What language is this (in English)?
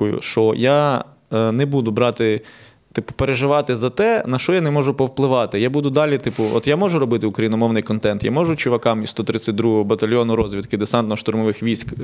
Ukrainian